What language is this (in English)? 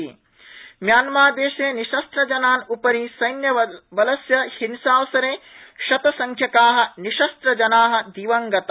Sanskrit